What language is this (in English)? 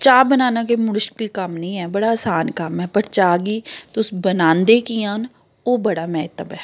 Dogri